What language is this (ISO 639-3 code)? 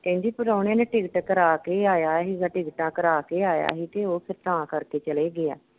pan